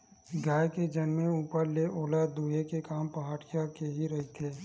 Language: Chhattisgarhi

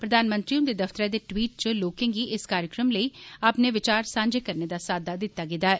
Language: Dogri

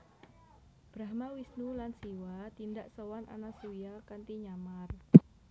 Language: Javanese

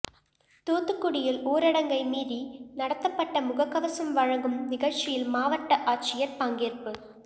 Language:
Tamil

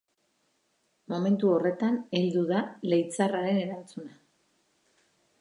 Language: Basque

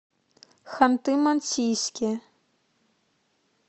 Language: Russian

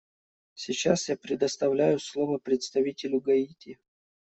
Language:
Russian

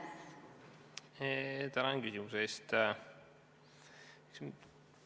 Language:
Estonian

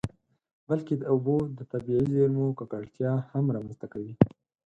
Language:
Pashto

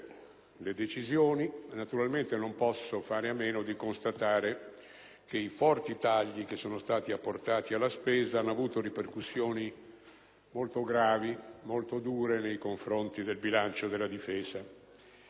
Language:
Italian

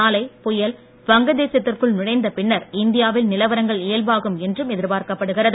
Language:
Tamil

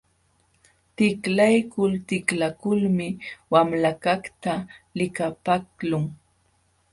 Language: Jauja Wanca Quechua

